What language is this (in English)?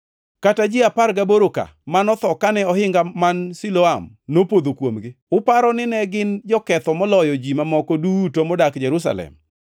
Luo (Kenya and Tanzania)